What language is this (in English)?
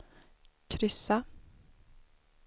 Swedish